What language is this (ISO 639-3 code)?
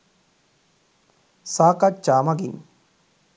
sin